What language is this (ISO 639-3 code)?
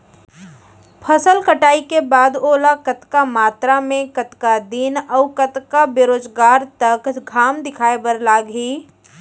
hne